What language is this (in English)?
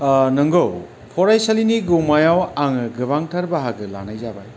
Bodo